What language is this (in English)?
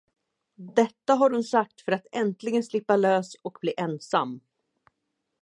Swedish